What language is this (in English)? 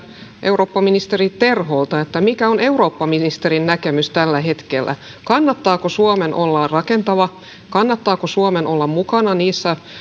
Finnish